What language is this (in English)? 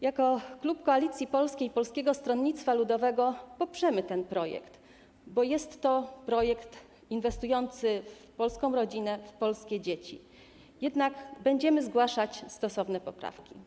Polish